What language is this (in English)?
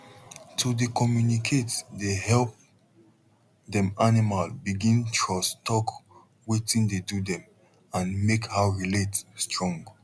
Nigerian Pidgin